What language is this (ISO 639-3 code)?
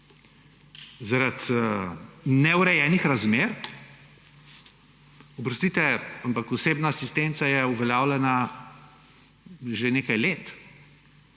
slv